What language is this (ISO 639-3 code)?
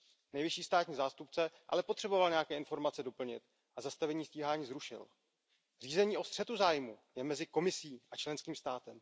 ces